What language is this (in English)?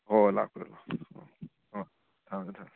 Manipuri